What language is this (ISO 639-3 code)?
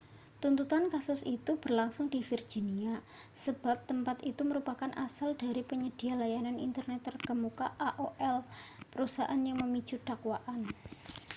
ind